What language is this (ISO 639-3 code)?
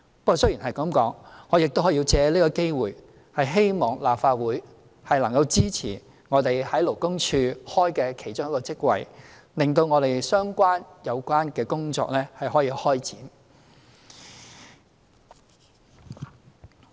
yue